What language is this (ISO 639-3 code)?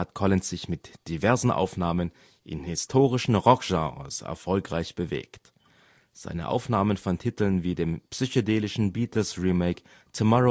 deu